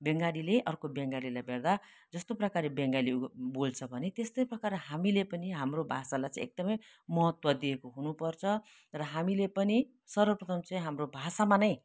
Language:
Nepali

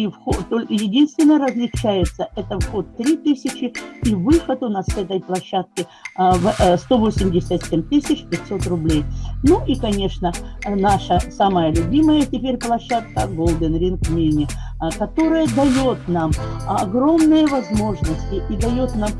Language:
Russian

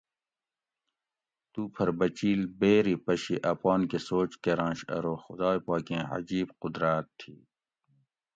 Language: Gawri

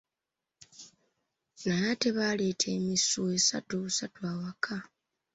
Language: Ganda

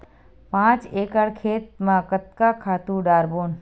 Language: Chhattisgarhi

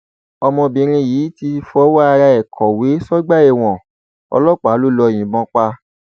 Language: Yoruba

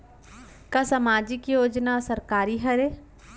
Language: Chhattisgarhi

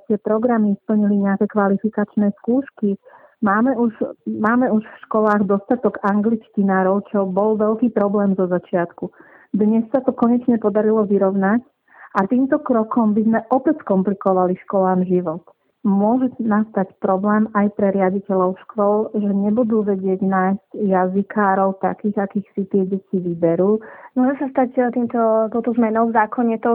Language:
Slovak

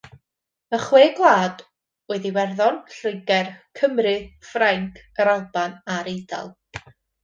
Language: Welsh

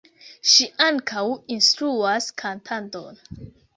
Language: Esperanto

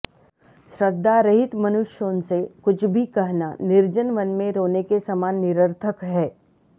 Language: Sanskrit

